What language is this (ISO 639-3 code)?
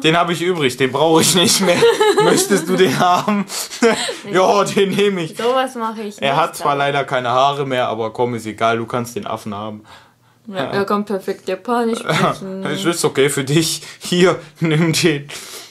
deu